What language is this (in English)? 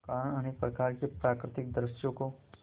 Hindi